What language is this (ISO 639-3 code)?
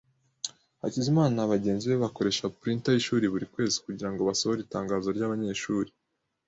kin